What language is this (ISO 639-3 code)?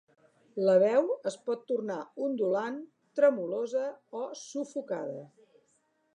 cat